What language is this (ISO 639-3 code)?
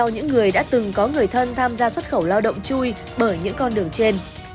vie